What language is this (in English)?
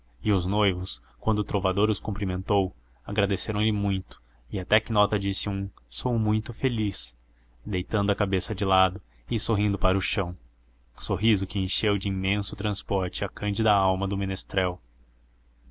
Portuguese